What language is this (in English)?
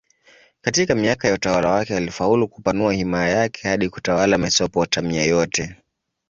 Swahili